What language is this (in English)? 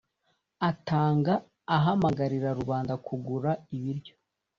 Kinyarwanda